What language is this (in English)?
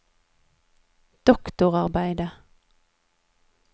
Norwegian